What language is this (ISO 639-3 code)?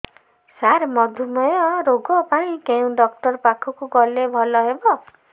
ori